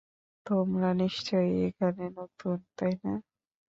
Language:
Bangla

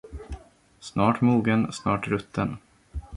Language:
Swedish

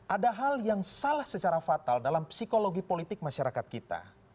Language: Indonesian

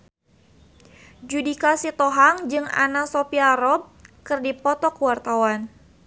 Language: Sundanese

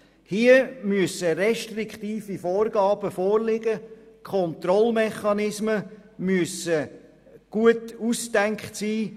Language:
Swiss German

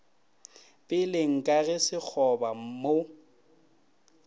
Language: Northern Sotho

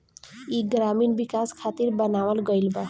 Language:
Bhojpuri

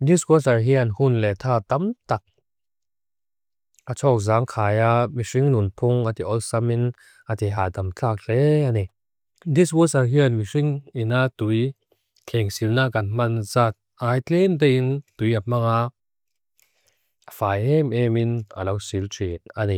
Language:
Mizo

